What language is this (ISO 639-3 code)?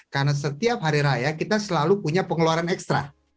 ind